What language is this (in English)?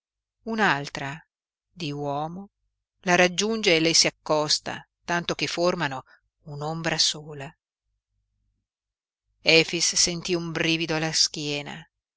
Italian